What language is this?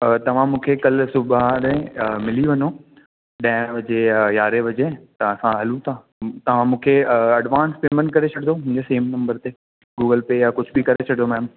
Sindhi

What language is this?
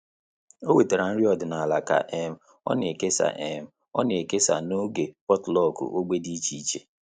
Igbo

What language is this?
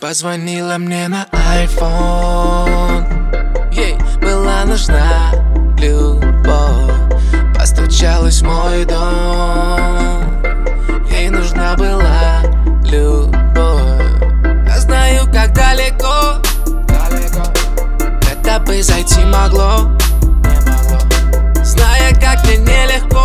Russian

